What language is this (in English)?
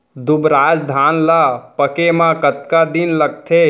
Chhattisgarhi